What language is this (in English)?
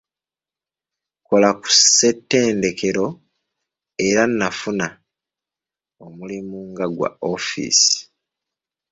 Ganda